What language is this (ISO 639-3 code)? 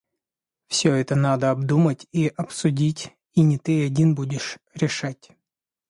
rus